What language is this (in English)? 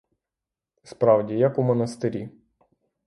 Ukrainian